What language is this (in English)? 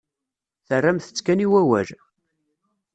Kabyle